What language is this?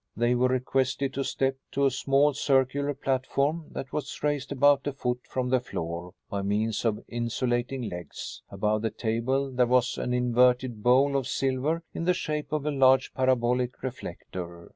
English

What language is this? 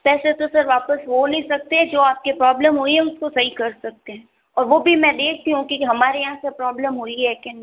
Hindi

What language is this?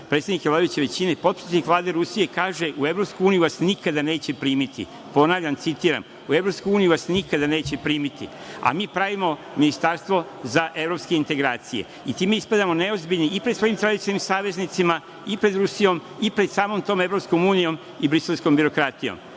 Serbian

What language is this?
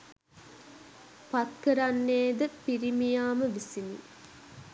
Sinhala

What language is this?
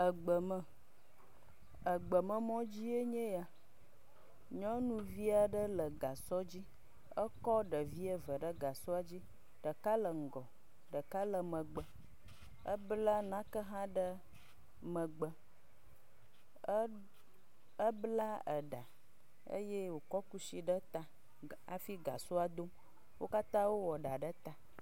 Ewe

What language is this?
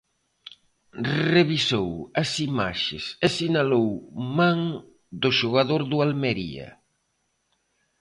Galician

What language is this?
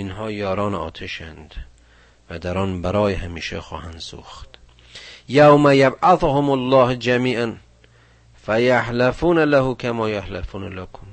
Persian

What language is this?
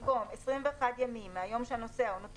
Hebrew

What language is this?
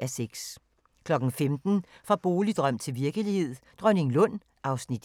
Danish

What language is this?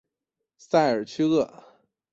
Chinese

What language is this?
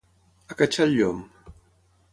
Catalan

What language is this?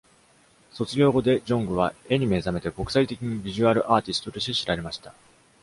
Japanese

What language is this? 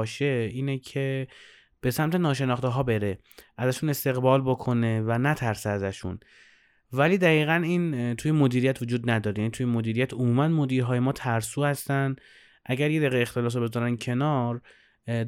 Persian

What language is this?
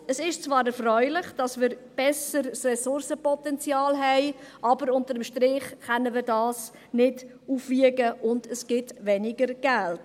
Swiss German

